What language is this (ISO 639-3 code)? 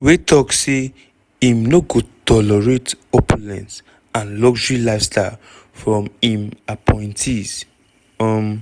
pcm